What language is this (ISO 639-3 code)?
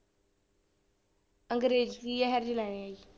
pan